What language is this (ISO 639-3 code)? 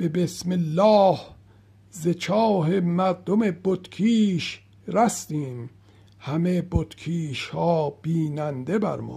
fas